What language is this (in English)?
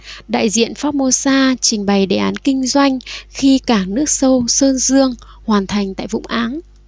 Vietnamese